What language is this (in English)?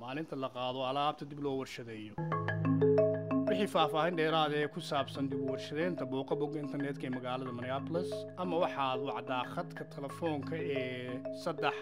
Arabic